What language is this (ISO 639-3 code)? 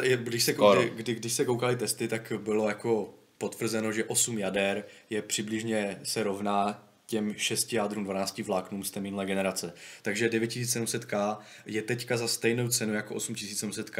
ces